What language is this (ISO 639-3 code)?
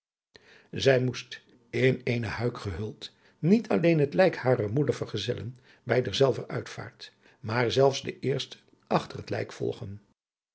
nld